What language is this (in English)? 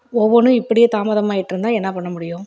Tamil